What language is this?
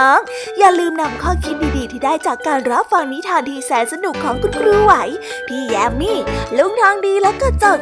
Thai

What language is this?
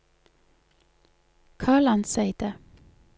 Norwegian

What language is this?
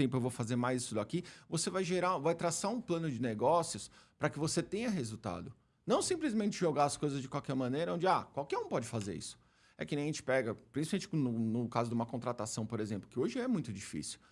Portuguese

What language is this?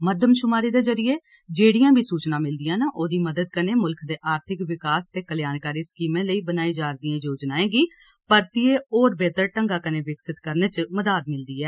Dogri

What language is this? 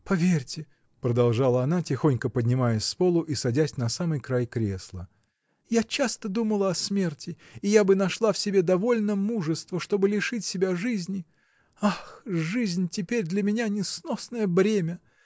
Russian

